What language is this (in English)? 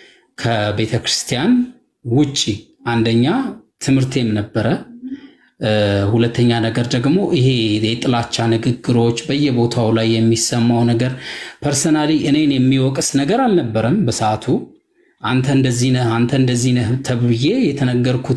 Arabic